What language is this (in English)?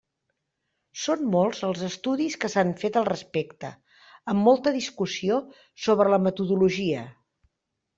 Catalan